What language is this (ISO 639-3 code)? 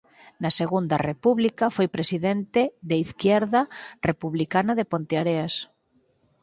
glg